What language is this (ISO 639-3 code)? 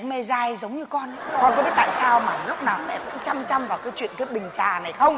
vie